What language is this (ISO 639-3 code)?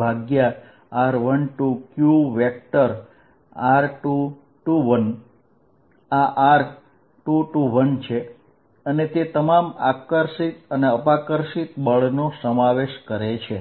guj